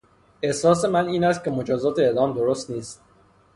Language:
Persian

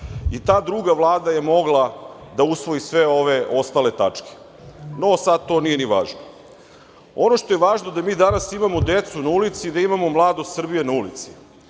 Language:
Serbian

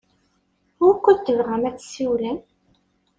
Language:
Kabyle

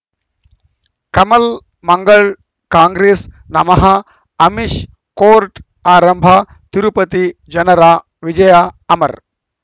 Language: Kannada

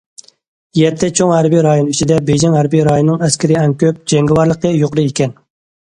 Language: Uyghur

